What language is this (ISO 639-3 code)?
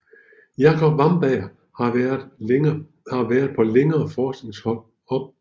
dan